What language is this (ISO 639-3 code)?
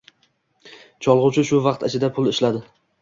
uzb